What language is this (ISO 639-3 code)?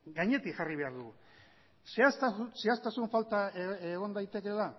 eus